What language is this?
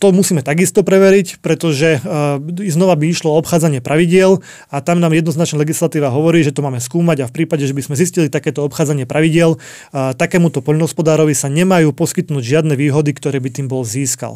Slovak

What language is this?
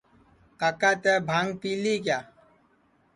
Sansi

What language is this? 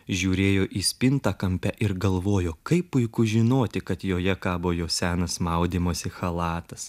Lithuanian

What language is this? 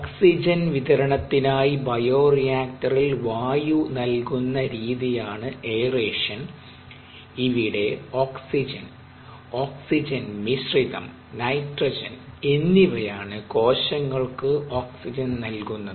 Malayalam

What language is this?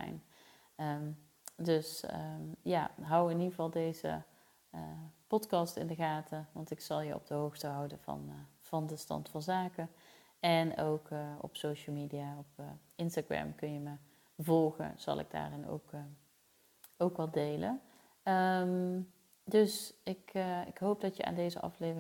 Dutch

